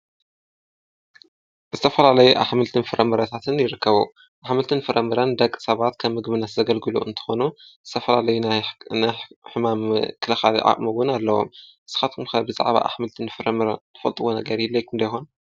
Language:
Tigrinya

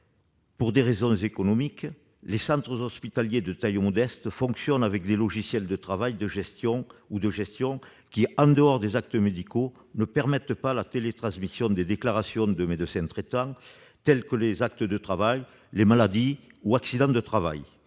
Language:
French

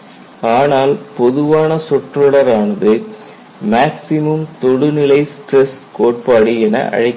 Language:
Tamil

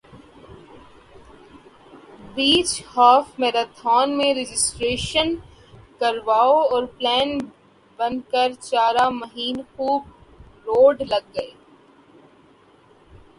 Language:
Urdu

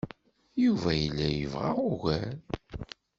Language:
Kabyle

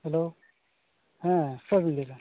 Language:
Santali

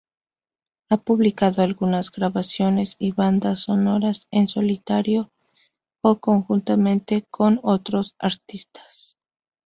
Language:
Spanish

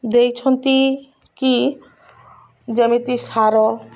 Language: Odia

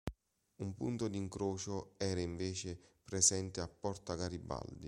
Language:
Italian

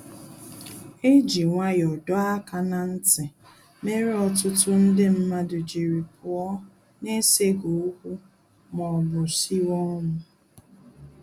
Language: Igbo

